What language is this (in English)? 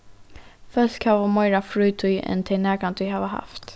Faroese